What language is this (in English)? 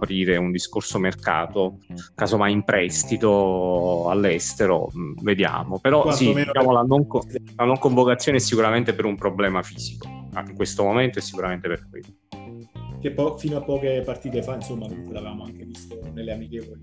Italian